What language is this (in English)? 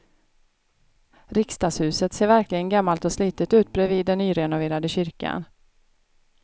Swedish